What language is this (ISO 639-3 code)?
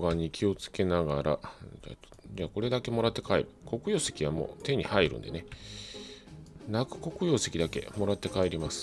jpn